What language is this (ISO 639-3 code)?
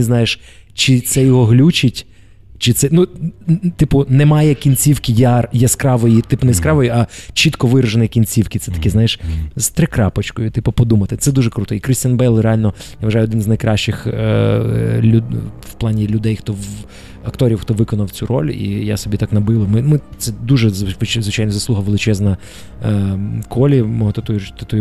ukr